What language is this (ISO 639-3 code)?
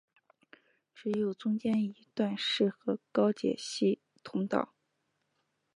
zho